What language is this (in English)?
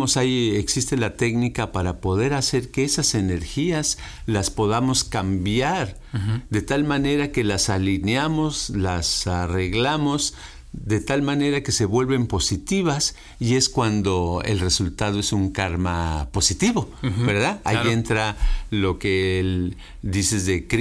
Spanish